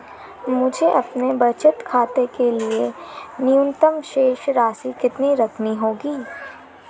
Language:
Hindi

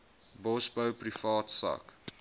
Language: Afrikaans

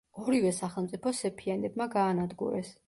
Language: Georgian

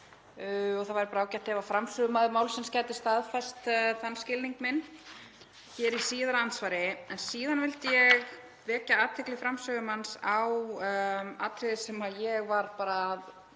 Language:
Icelandic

